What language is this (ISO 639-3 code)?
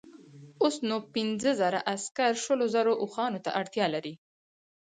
pus